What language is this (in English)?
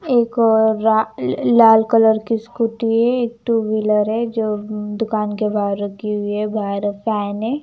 Hindi